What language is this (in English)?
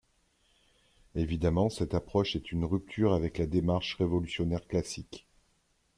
French